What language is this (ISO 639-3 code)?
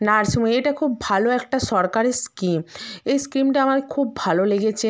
ben